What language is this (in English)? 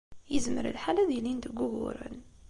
Kabyle